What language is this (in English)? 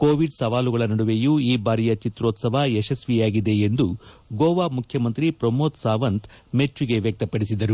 Kannada